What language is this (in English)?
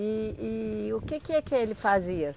Portuguese